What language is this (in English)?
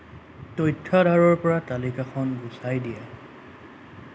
Assamese